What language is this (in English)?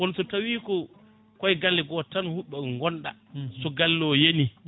Fula